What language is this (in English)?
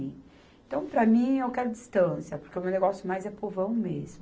Portuguese